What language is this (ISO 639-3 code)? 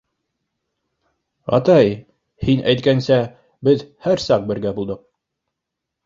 bak